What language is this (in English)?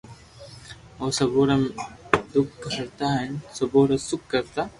Loarki